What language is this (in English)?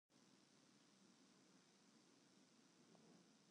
Western Frisian